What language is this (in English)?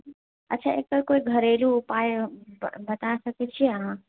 Maithili